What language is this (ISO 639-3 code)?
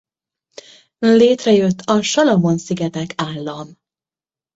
hun